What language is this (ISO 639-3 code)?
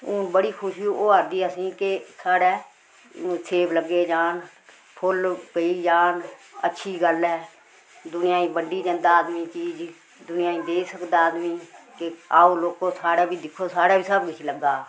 doi